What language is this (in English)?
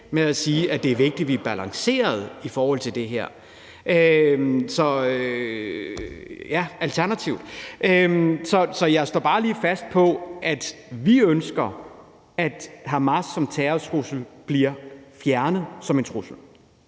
Danish